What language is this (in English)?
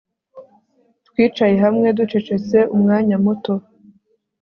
Kinyarwanda